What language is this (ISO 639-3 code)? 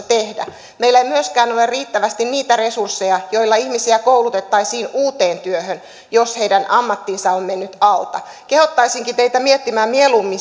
fin